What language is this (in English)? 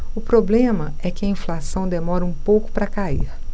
Portuguese